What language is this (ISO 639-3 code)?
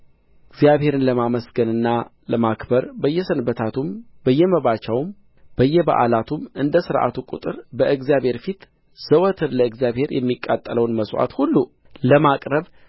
amh